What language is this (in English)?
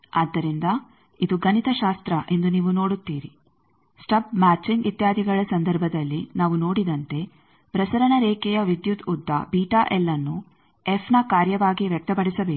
Kannada